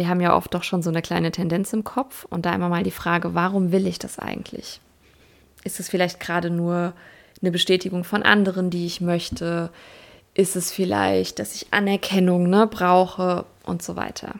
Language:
German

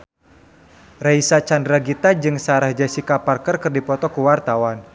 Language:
Sundanese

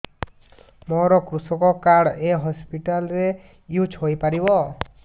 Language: Odia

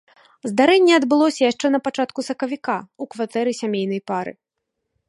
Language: Belarusian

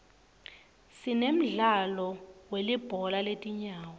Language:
Swati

